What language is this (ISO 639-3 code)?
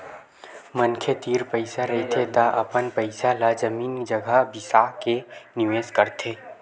hne